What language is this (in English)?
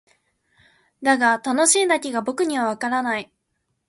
Japanese